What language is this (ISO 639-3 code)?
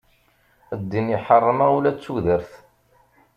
kab